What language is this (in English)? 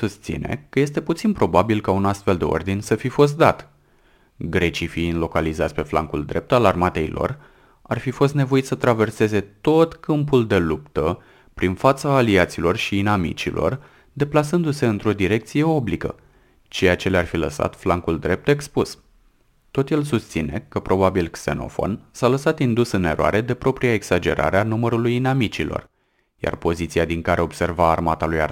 Romanian